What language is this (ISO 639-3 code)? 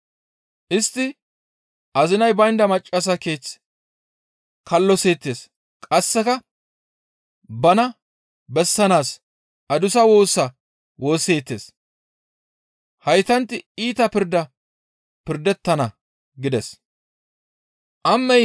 gmv